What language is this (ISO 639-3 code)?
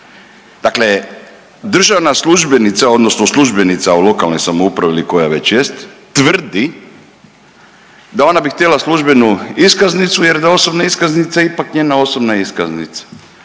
hrv